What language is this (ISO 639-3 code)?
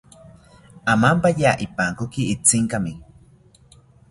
cpy